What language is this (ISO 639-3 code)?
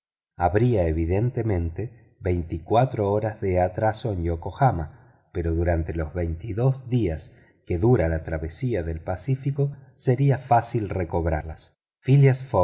spa